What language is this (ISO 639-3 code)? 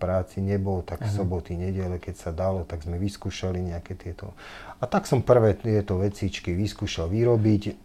slk